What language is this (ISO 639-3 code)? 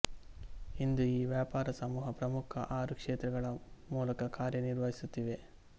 kan